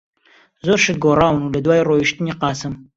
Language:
Central Kurdish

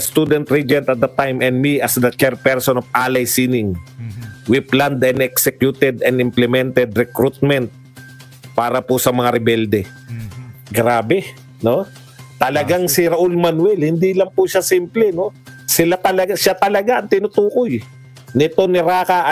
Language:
Filipino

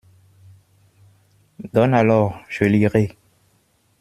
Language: French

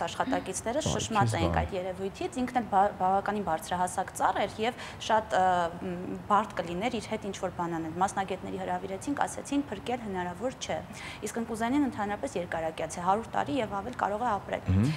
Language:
Romanian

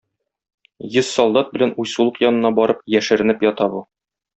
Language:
Tatar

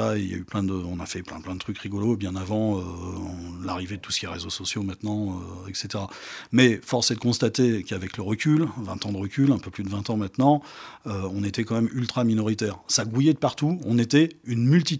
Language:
French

